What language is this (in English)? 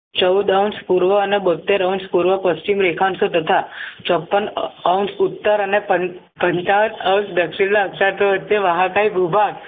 Gujarati